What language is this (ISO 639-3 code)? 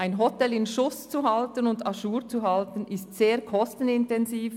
gsw